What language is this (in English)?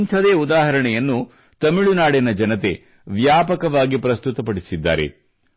Kannada